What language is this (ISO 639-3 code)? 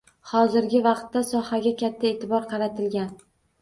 uzb